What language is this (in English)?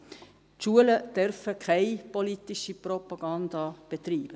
Swiss German